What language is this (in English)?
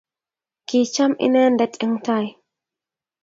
Kalenjin